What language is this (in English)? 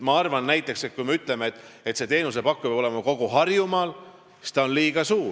Estonian